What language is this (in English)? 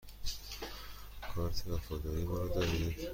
Persian